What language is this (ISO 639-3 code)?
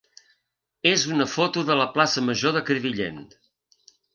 cat